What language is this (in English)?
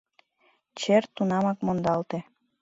Mari